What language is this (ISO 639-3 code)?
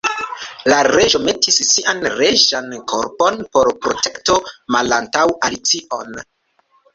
epo